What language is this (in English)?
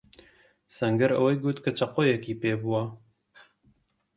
Central Kurdish